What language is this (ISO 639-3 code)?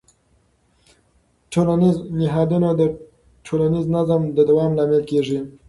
pus